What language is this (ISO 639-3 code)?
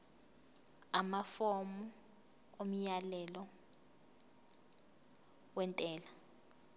zul